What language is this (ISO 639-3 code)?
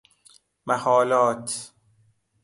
fas